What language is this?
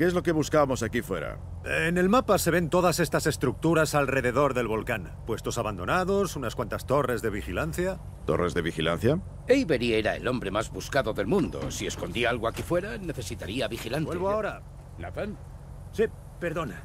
Spanish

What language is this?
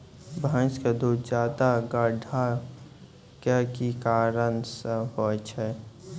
Maithili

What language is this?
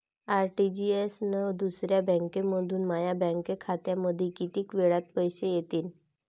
Marathi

